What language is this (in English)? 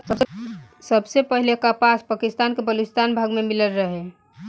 Bhojpuri